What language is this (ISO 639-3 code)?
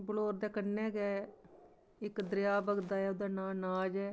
doi